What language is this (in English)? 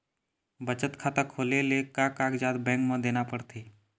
Chhattisgarhi